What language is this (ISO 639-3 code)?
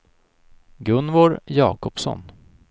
swe